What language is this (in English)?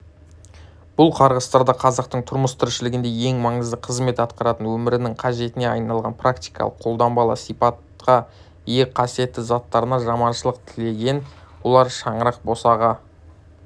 Kazakh